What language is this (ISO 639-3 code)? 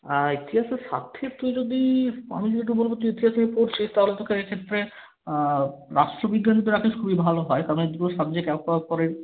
ben